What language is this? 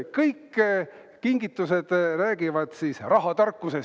Estonian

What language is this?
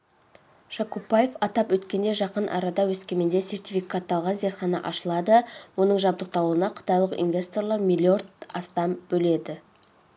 Kazakh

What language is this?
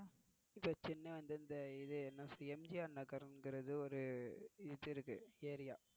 Tamil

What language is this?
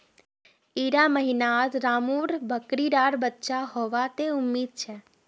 Magahi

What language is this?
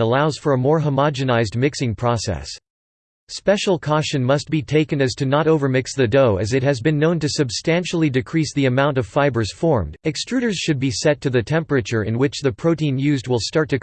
English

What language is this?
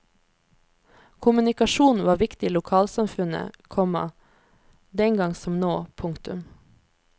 Norwegian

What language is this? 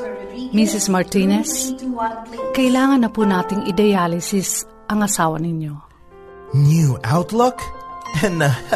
Filipino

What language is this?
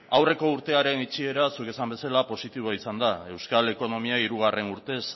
Basque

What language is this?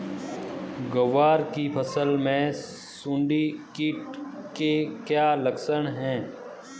Hindi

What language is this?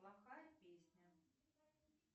Russian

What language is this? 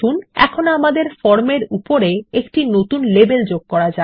Bangla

